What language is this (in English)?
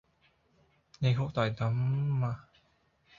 Cantonese